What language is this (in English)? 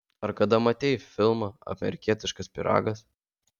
Lithuanian